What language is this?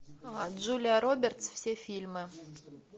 Russian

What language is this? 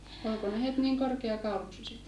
Finnish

